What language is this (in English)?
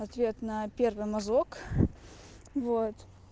Russian